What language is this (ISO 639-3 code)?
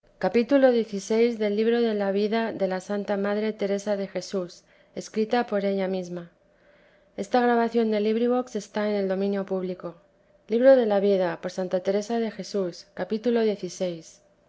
spa